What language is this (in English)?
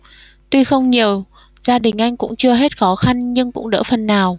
Vietnamese